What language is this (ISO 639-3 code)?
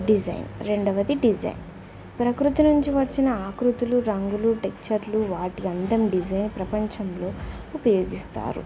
tel